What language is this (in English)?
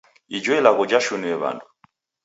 Taita